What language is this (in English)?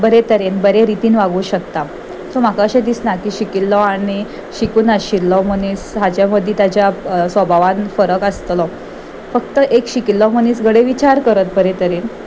Konkani